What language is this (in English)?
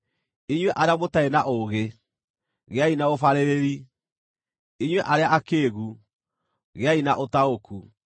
Kikuyu